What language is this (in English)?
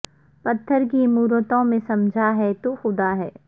Urdu